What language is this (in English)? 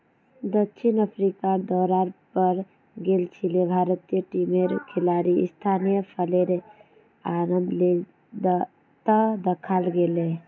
Magahi